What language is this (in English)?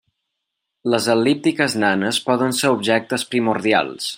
Catalan